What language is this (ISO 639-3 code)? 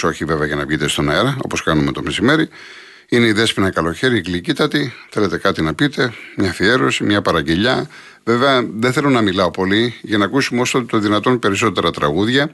ell